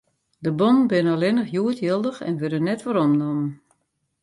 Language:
Western Frisian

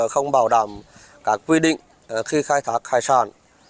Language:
Vietnamese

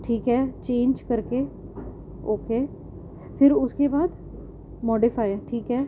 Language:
Urdu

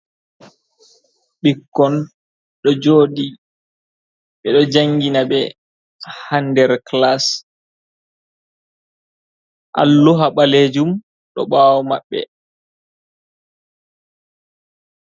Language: Fula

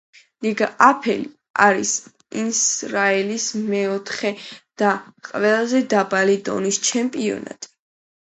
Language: Georgian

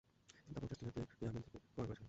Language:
Bangla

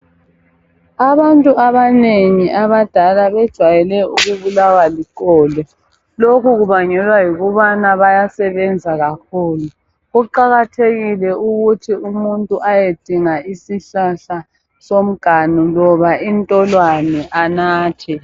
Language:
North Ndebele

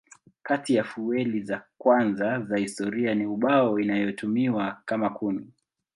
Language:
Swahili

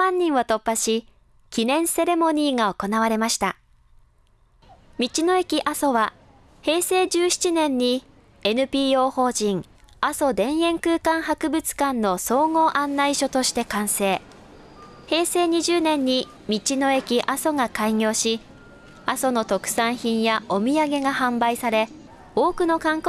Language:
Japanese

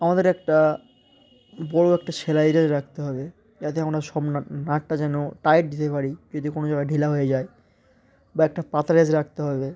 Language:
Bangla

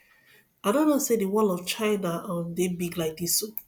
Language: Nigerian Pidgin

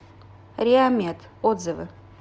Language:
Russian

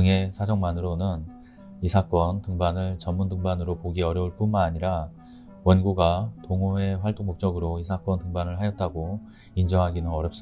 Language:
Korean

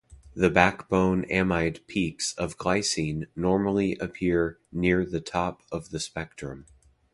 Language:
English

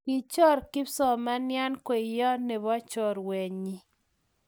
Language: Kalenjin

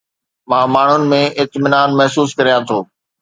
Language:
Sindhi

